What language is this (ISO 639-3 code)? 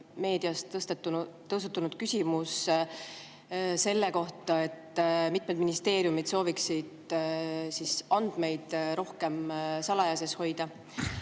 est